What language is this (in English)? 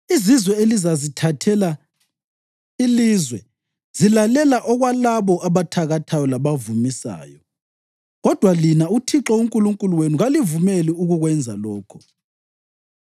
North Ndebele